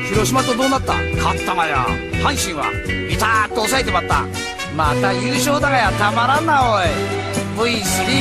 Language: Thai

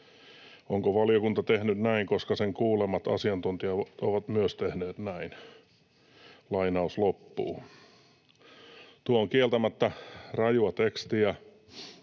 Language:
Finnish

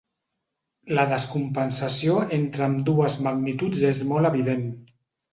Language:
Catalan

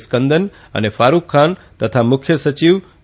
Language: Gujarati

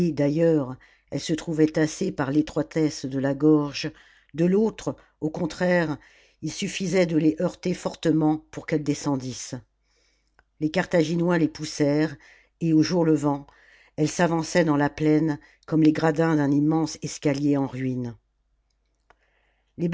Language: French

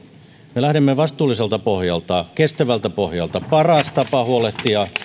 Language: Finnish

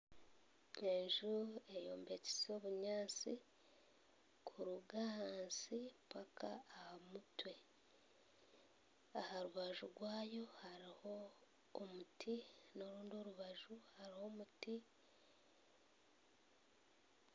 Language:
Nyankole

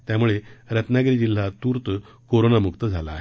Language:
Marathi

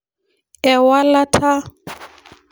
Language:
Masai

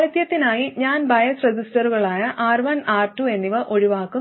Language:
Malayalam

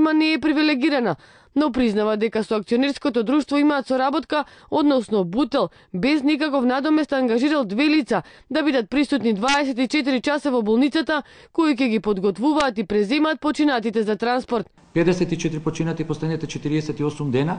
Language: Macedonian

